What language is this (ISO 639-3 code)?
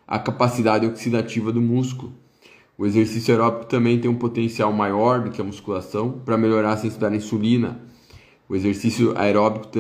por